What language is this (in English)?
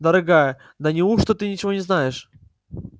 Russian